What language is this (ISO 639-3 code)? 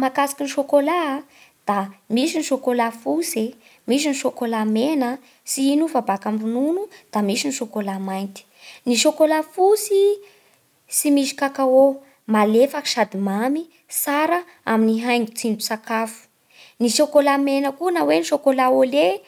bhr